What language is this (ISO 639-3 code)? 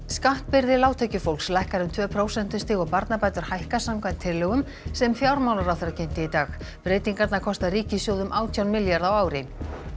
isl